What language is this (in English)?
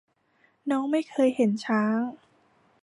Thai